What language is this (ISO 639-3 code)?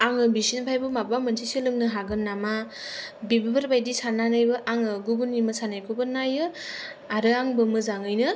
brx